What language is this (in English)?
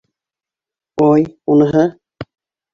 Bashkir